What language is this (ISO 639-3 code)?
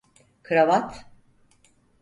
tur